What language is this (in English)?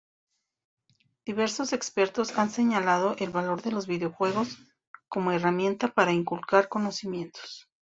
Spanish